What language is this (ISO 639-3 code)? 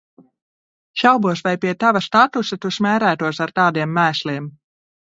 lav